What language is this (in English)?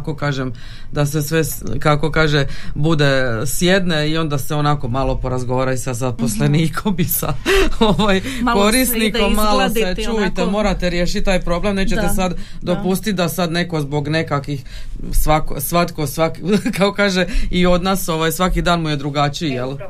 Croatian